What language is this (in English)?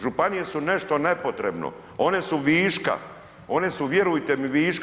Croatian